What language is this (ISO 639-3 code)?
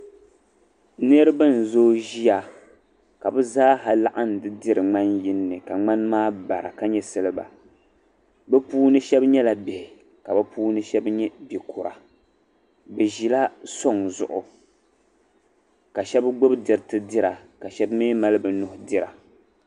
dag